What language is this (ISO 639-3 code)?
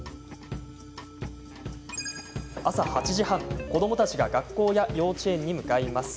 jpn